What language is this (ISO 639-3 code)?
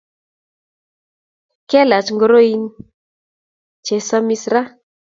kln